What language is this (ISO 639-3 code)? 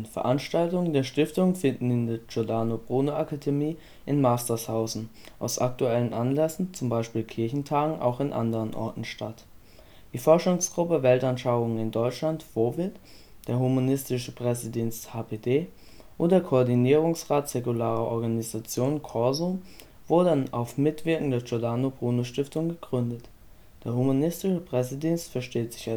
deu